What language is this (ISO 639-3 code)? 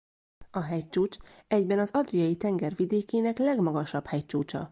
hun